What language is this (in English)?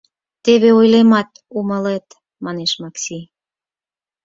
Mari